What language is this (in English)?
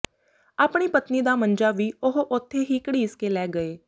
Punjabi